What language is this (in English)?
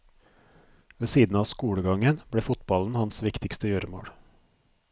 Norwegian